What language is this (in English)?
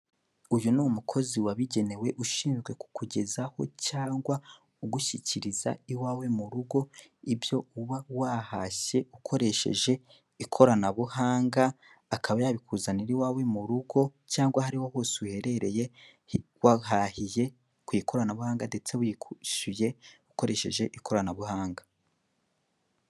Kinyarwanda